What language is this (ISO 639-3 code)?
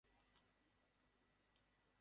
ben